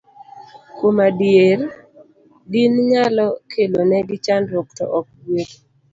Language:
Luo (Kenya and Tanzania)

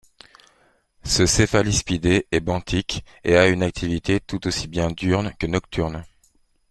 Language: French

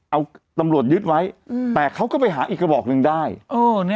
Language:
Thai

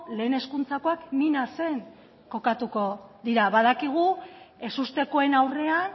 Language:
Basque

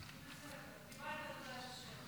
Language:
Hebrew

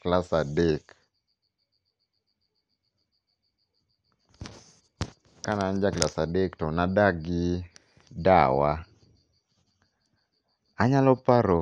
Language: Luo (Kenya and Tanzania)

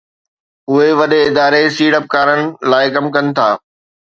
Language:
Sindhi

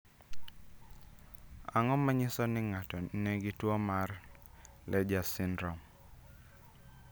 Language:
Luo (Kenya and Tanzania)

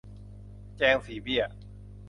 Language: Thai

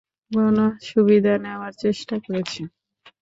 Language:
Bangla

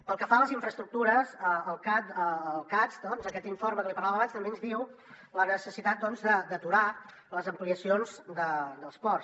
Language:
Catalan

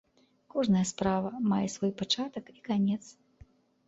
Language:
Belarusian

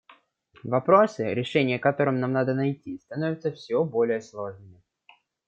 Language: Russian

